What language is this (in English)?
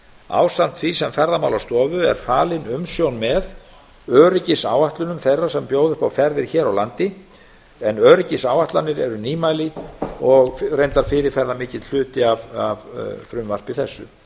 Icelandic